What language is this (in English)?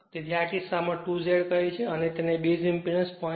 Gujarati